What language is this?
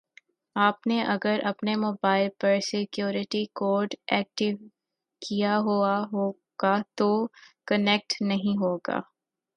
Urdu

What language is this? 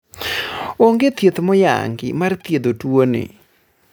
Luo (Kenya and Tanzania)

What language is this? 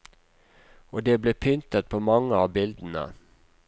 Norwegian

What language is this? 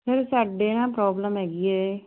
Punjabi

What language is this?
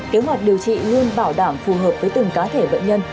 Vietnamese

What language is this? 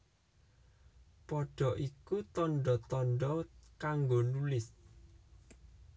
Javanese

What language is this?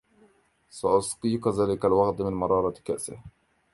Arabic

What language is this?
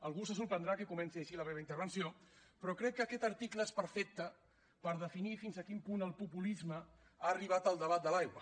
Catalan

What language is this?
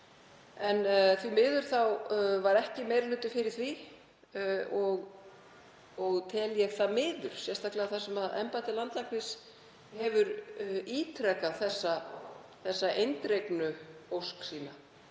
Icelandic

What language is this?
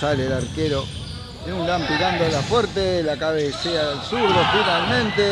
Spanish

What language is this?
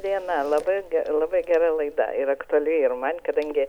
Lithuanian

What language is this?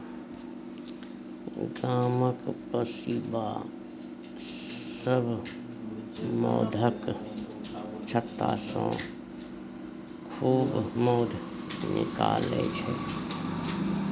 Maithili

